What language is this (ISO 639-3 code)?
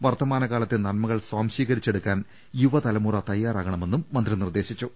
mal